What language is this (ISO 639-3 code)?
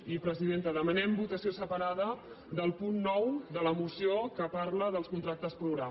cat